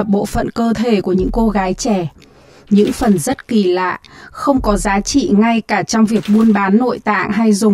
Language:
Vietnamese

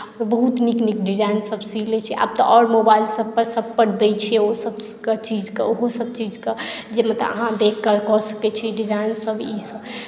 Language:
Maithili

